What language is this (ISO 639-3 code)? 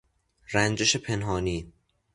fas